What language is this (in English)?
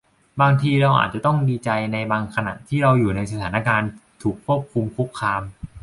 Thai